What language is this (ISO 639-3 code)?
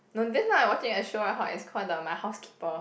eng